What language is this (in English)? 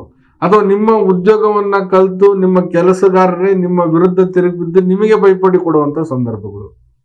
Arabic